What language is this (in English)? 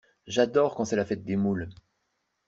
French